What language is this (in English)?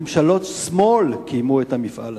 Hebrew